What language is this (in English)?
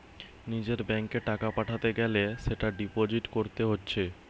Bangla